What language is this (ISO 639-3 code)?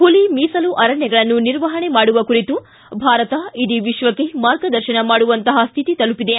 kan